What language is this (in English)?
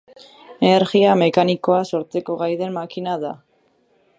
Basque